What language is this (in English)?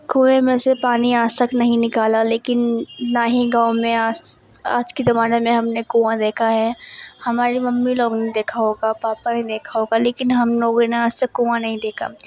Urdu